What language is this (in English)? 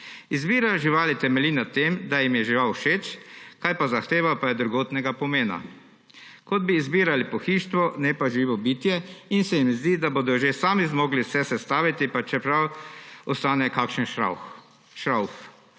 Slovenian